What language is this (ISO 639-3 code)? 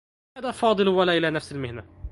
ara